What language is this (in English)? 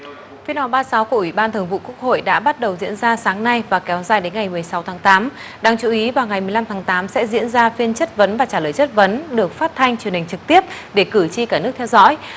Vietnamese